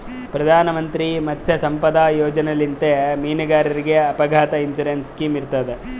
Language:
Kannada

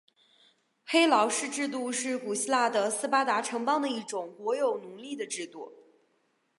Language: Chinese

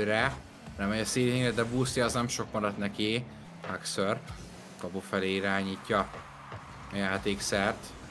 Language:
Hungarian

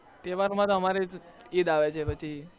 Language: Gujarati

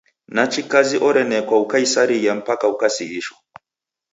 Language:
Taita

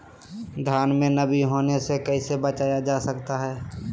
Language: Magahi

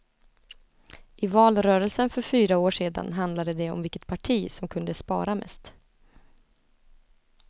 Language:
Swedish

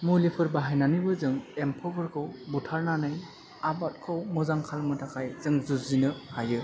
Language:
Bodo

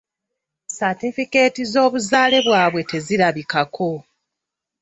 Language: Ganda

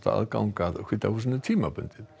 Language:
Icelandic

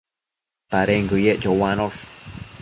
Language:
Matsés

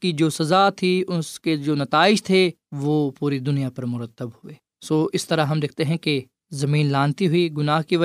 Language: Urdu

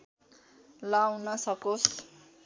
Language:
Nepali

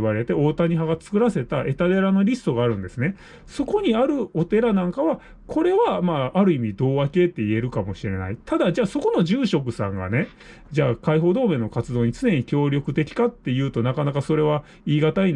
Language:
Japanese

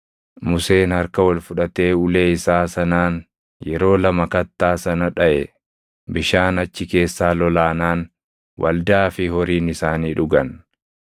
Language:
Oromo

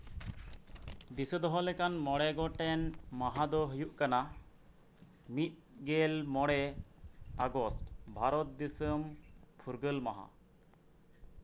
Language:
Santali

